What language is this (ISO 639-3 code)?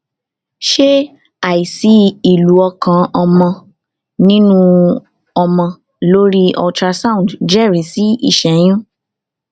yor